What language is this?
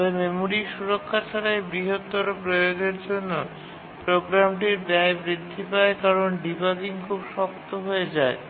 Bangla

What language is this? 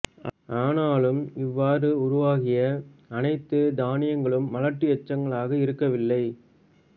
Tamil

